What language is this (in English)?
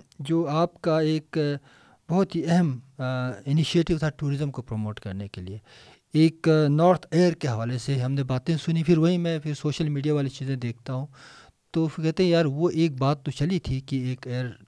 Urdu